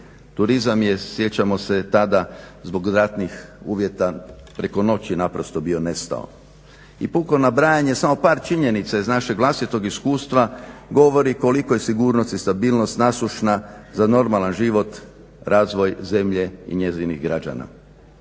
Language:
Croatian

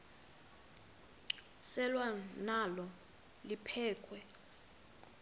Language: Xhosa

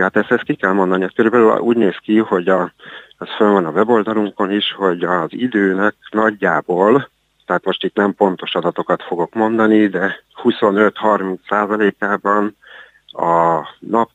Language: Hungarian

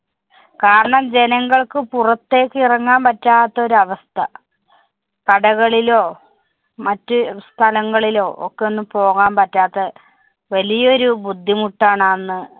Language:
Malayalam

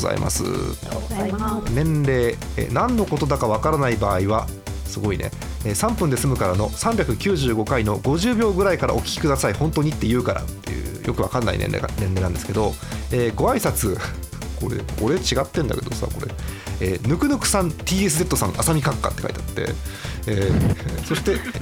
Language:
Japanese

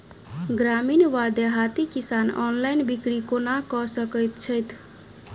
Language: Maithili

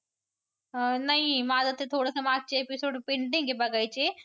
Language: Marathi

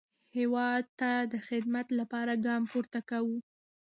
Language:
Pashto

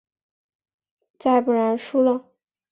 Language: Chinese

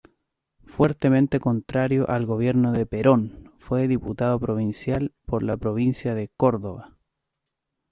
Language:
Spanish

